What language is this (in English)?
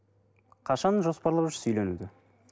Kazakh